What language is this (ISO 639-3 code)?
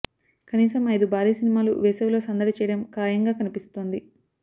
tel